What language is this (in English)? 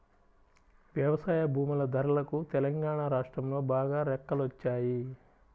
Telugu